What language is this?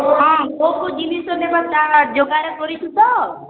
Odia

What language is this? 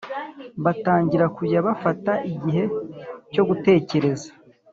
Kinyarwanda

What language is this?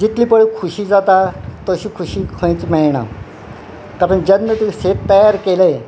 Konkani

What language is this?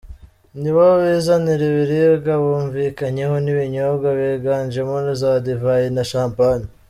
Kinyarwanda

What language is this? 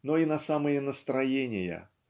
Russian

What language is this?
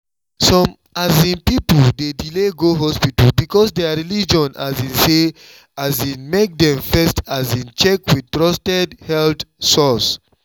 Nigerian Pidgin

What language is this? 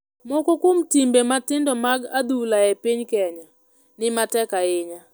Luo (Kenya and Tanzania)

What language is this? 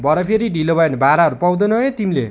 Nepali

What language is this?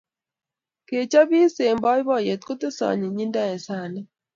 Kalenjin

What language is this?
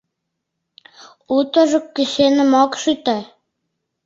Mari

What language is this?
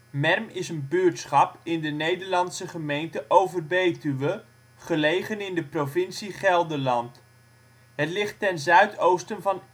Dutch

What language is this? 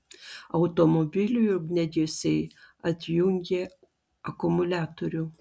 Lithuanian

